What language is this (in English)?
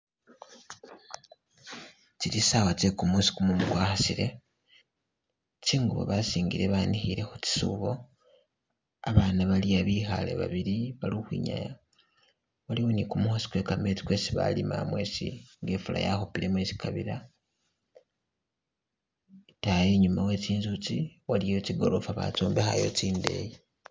Masaaba